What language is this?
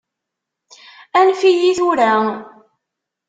Kabyle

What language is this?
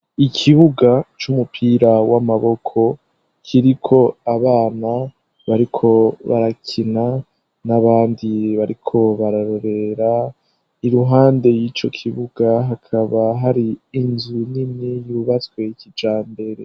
Rundi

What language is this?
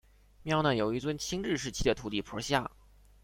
Chinese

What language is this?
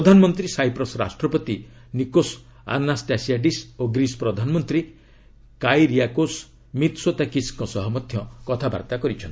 Odia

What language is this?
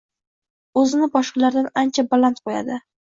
Uzbek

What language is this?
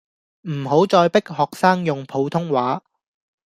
Cantonese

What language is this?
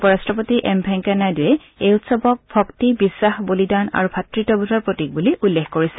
Assamese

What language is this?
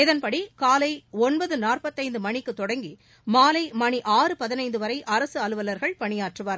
Tamil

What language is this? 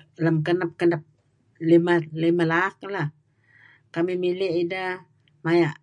Kelabit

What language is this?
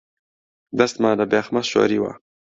Central Kurdish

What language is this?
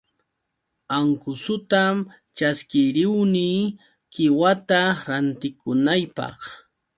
Yauyos Quechua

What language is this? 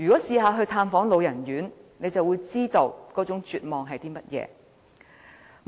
Cantonese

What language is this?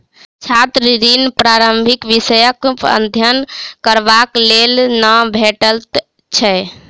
Maithili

